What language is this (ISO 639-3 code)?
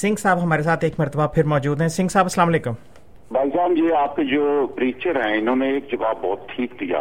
urd